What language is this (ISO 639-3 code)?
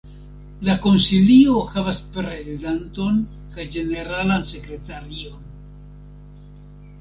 epo